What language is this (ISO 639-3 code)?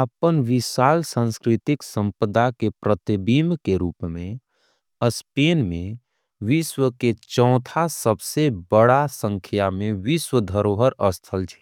anp